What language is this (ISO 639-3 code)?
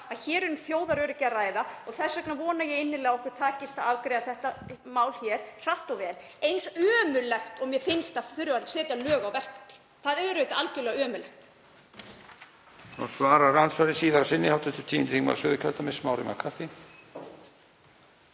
isl